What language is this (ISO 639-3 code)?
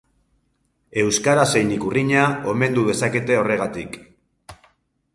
eus